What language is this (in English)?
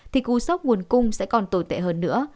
Vietnamese